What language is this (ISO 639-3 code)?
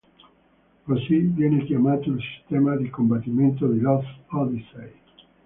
ita